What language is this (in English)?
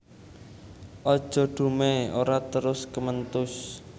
Javanese